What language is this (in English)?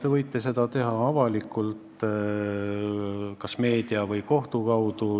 Estonian